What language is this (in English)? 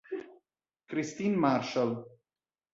Italian